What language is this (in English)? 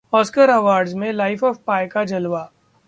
Hindi